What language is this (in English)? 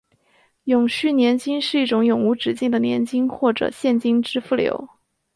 Chinese